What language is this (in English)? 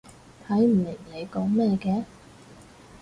Cantonese